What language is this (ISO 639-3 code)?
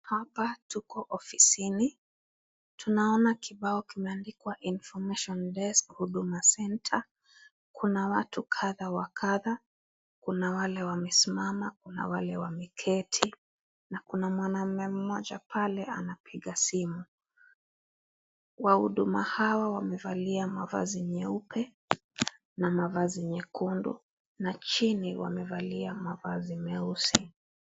swa